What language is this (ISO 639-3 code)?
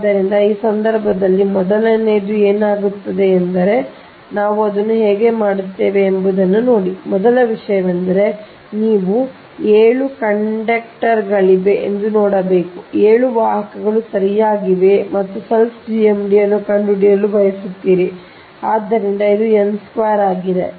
kan